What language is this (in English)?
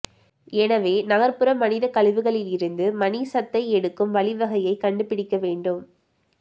Tamil